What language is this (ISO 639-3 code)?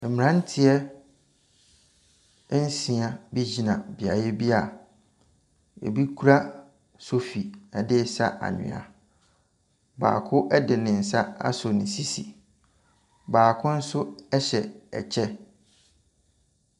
aka